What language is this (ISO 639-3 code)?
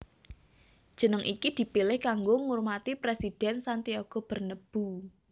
jav